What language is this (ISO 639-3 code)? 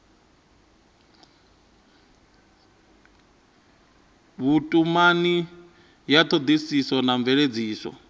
ven